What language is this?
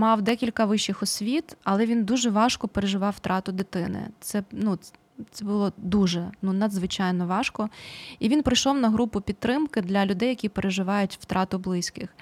Ukrainian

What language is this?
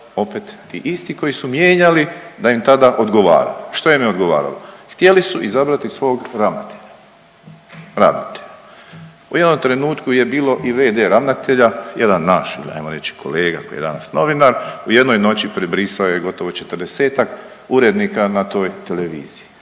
Croatian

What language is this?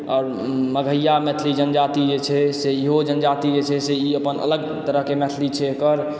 Maithili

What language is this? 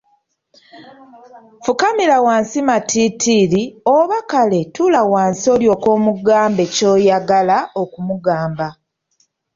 Ganda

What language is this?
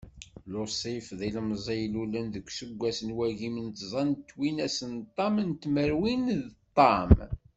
Kabyle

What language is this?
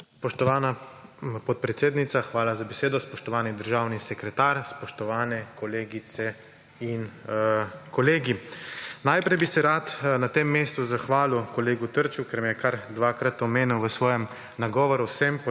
Slovenian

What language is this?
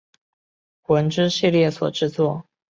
Chinese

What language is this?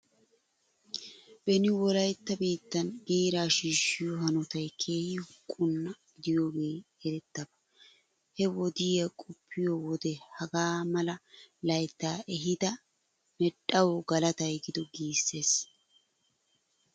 Wolaytta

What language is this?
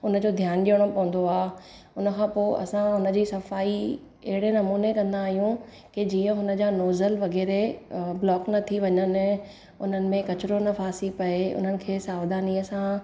Sindhi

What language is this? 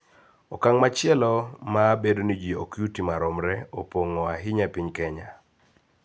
Luo (Kenya and Tanzania)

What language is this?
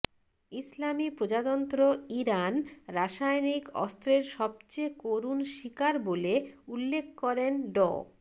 Bangla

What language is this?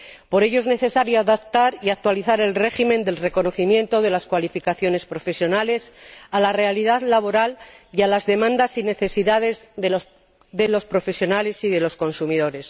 Spanish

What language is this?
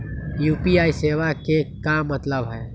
Magahi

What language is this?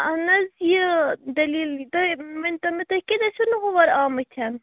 Kashmiri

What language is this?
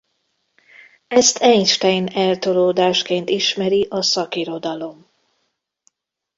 Hungarian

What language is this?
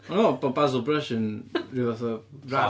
Welsh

